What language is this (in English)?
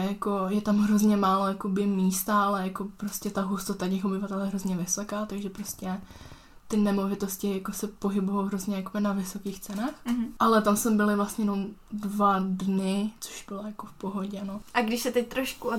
Czech